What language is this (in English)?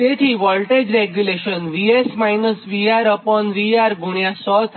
Gujarati